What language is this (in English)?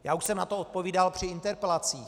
Czech